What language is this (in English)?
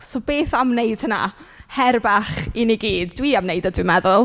Welsh